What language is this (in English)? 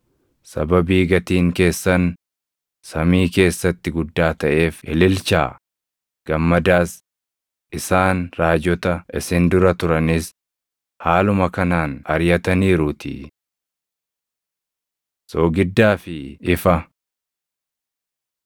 Oromo